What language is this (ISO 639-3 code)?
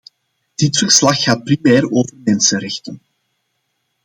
nld